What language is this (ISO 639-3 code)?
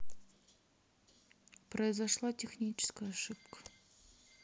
rus